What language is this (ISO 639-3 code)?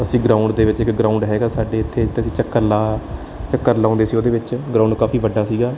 pan